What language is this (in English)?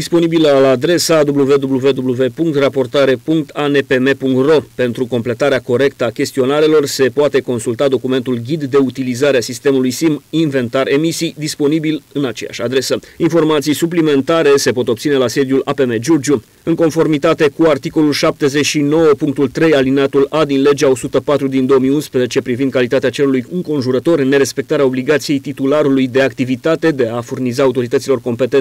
Romanian